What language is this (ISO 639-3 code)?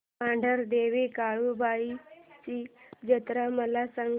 mar